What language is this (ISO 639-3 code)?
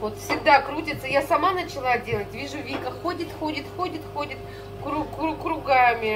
rus